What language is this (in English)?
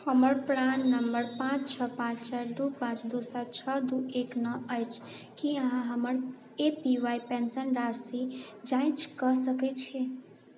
Maithili